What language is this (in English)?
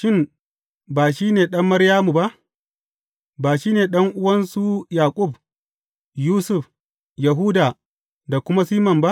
Hausa